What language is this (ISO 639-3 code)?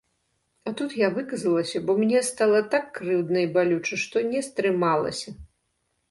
bel